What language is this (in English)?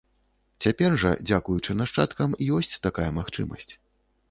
Belarusian